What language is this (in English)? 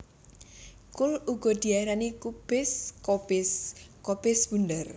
Javanese